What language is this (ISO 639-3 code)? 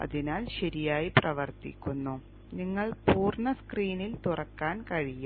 mal